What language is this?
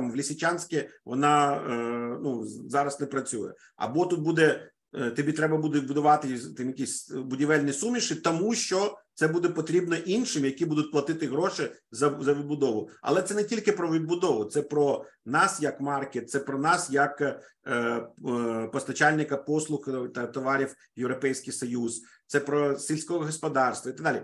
Ukrainian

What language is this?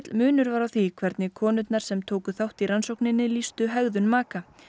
Icelandic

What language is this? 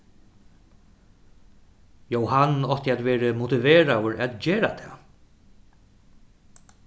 Faroese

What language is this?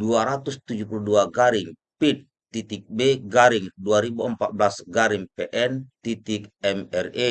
Indonesian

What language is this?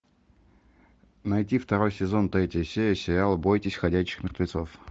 Russian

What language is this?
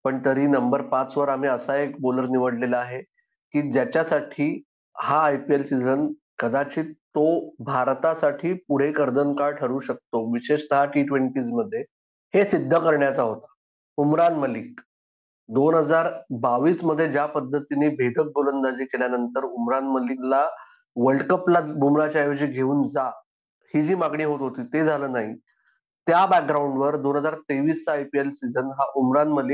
Marathi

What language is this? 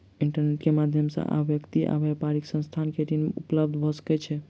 Maithili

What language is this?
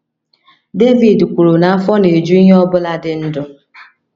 Igbo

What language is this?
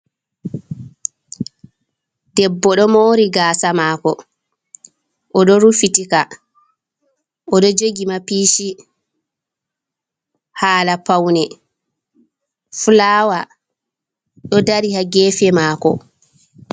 Fula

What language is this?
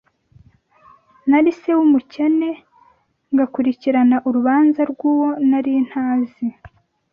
Kinyarwanda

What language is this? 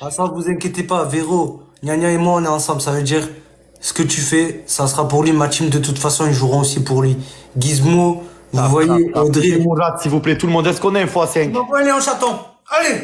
French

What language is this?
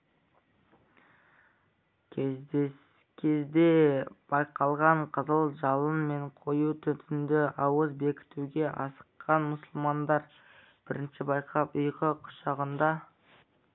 Kazakh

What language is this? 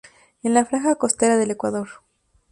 Spanish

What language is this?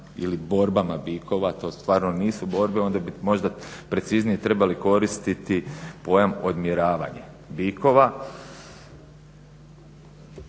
Croatian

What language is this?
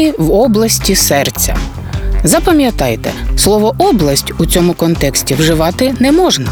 Ukrainian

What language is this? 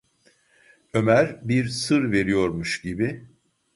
Turkish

